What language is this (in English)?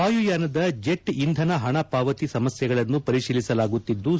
Kannada